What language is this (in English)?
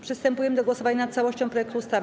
Polish